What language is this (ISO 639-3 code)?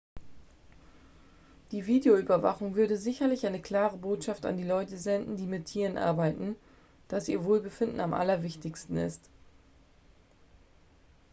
deu